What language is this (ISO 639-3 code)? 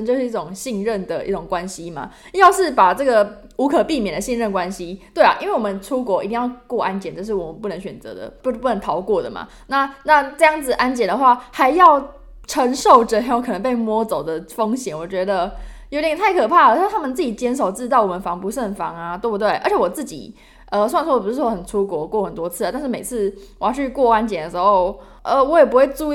zho